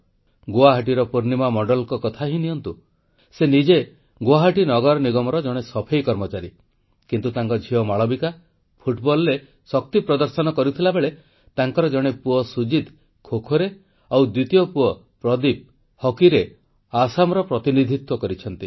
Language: Odia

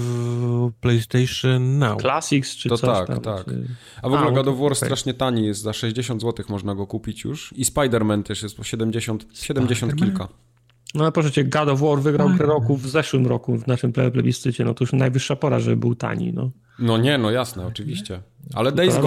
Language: Polish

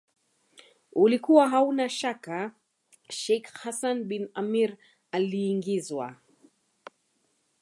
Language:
Swahili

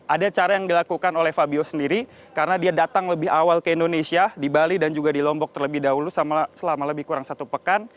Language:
Indonesian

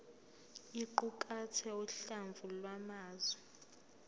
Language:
Zulu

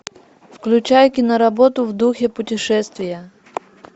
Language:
Russian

